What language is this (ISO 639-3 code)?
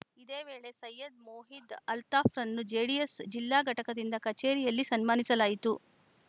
kan